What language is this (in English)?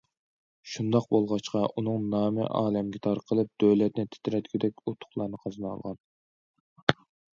Uyghur